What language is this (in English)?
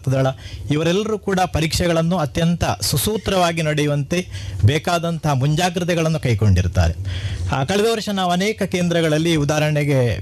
Kannada